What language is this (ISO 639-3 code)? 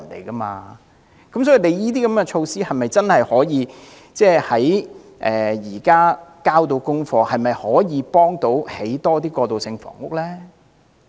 yue